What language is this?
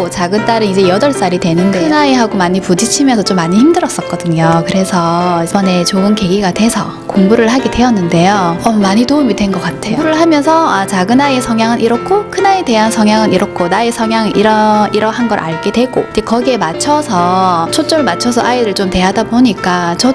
Korean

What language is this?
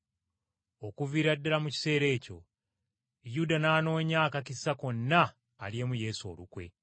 Ganda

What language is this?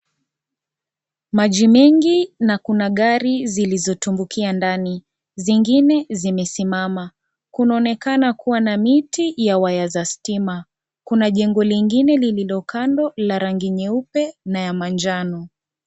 Swahili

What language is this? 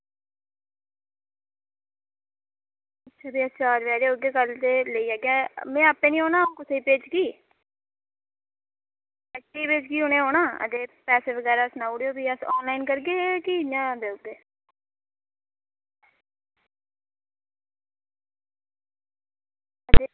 Dogri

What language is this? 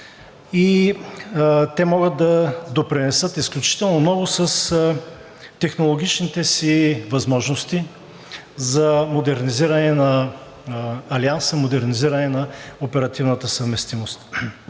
Bulgarian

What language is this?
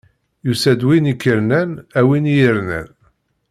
Kabyle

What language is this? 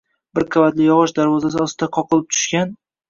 Uzbek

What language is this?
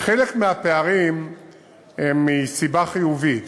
Hebrew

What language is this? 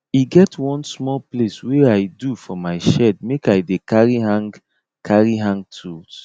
Nigerian Pidgin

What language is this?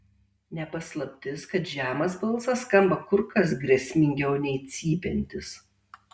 Lithuanian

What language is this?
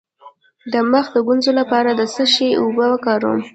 Pashto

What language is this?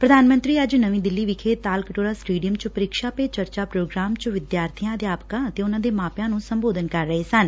Punjabi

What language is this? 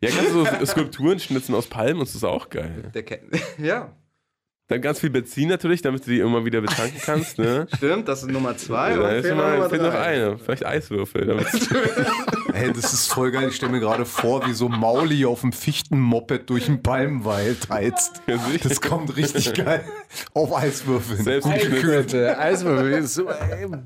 German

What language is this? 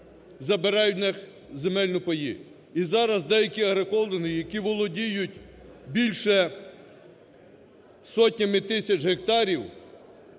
Ukrainian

